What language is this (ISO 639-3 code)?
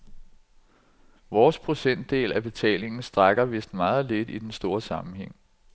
dan